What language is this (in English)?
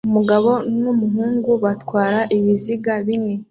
Kinyarwanda